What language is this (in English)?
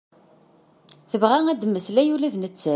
Kabyle